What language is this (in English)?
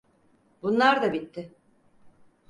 Turkish